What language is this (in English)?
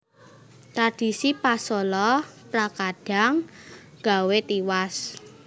Javanese